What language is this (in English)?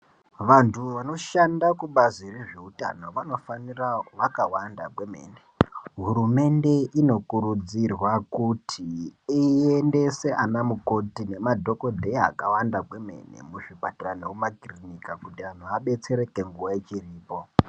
Ndau